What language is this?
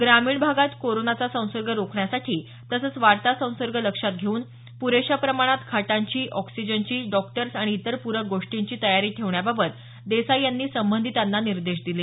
Marathi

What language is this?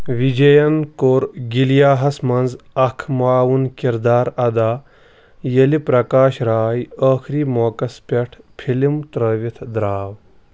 Kashmiri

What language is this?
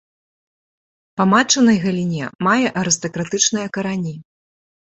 Belarusian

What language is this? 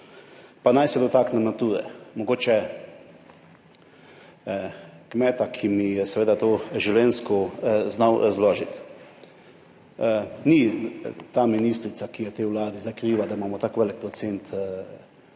Slovenian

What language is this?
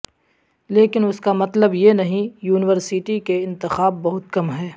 Urdu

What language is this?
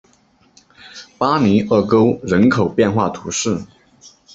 Chinese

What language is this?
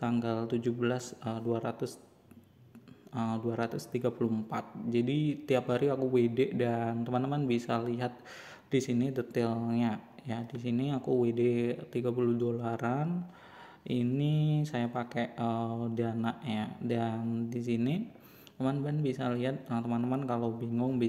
Indonesian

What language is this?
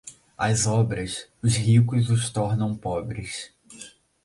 Portuguese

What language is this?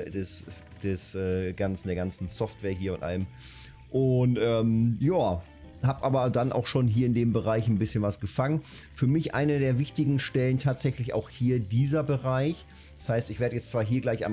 German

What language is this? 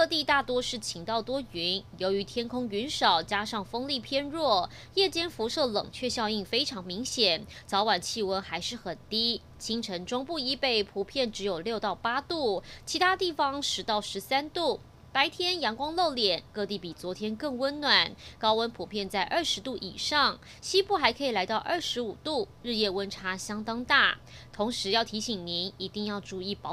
Chinese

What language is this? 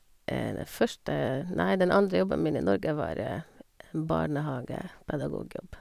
Norwegian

